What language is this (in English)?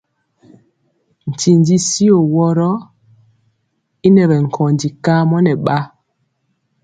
Mpiemo